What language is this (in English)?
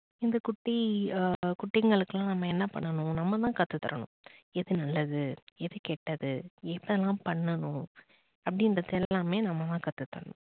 Tamil